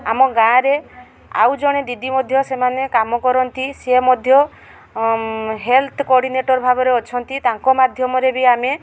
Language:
Odia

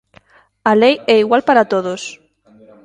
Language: Galician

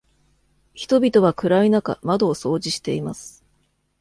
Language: Japanese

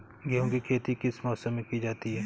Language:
Hindi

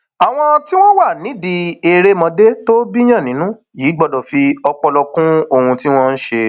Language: Yoruba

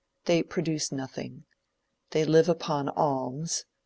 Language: English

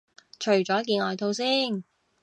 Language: Cantonese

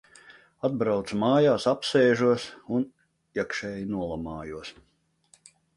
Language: Latvian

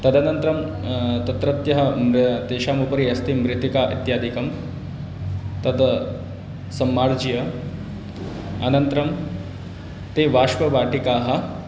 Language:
Sanskrit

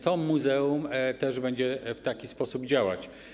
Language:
Polish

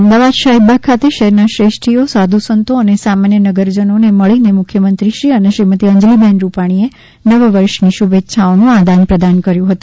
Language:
Gujarati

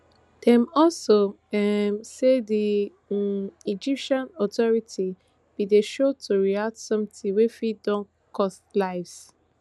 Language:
Nigerian Pidgin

